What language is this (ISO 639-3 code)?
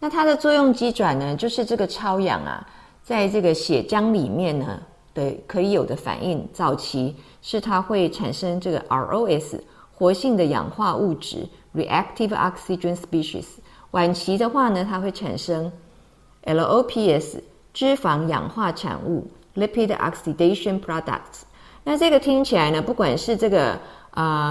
zho